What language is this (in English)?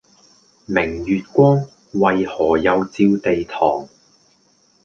Cantonese